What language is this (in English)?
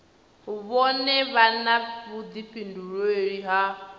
Venda